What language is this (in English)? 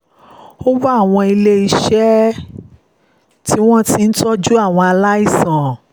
Yoruba